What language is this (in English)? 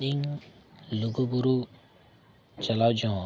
Santali